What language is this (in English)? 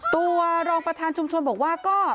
Thai